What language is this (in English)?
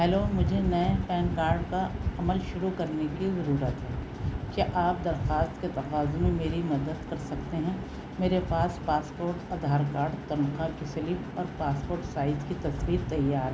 Urdu